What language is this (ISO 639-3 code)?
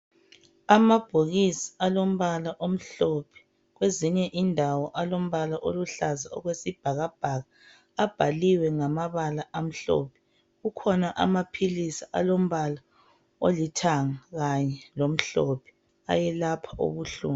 nde